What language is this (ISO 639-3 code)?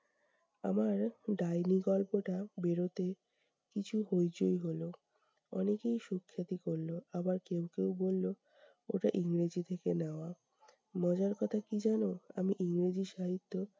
ben